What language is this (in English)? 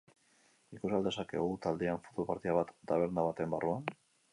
Basque